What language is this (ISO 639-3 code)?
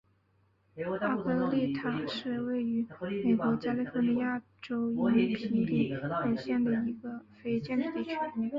zho